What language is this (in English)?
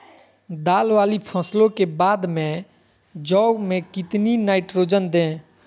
Magahi